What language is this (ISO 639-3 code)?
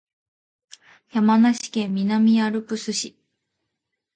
jpn